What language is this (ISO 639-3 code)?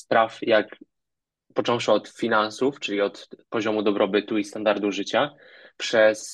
pol